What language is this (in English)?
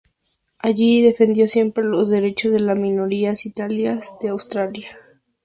Spanish